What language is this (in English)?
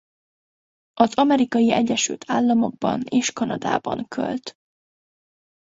Hungarian